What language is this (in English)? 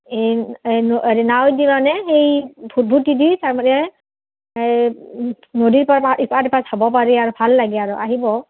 Assamese